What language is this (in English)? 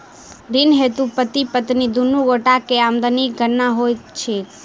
Maithili